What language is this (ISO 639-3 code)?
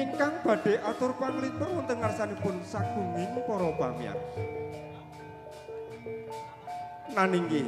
ind